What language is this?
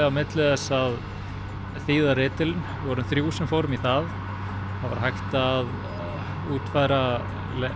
Icelandic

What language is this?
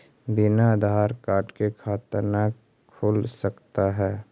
Magahi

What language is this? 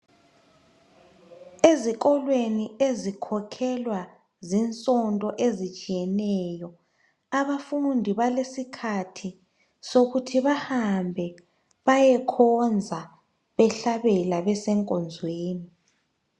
North Ndebele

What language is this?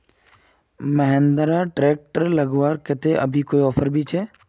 Magahi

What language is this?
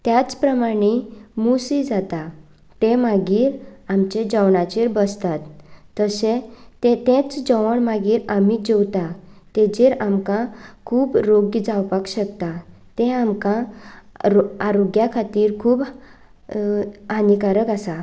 Konkani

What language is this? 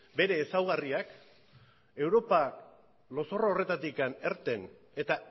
Basque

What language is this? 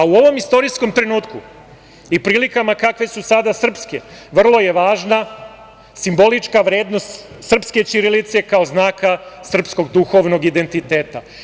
Serbian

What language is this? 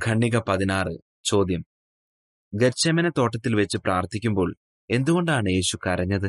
Malayalam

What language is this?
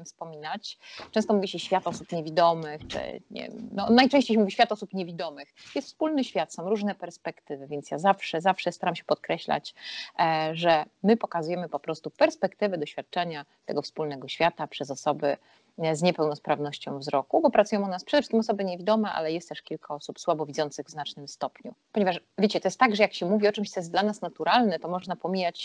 Polish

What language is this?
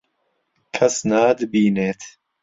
Central Kurdish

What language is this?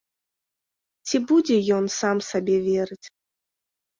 Belarusian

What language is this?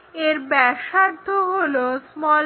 Bangla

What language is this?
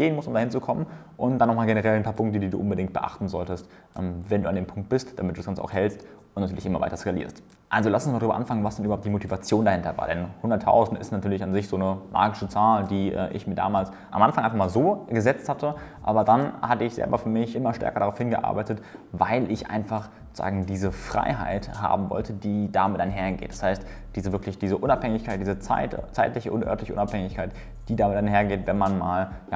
German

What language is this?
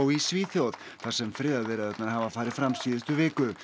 Icelandic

